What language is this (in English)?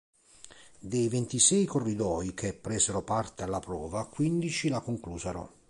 Italian